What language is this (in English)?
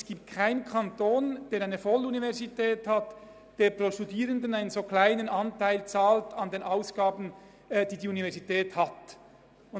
Swiss German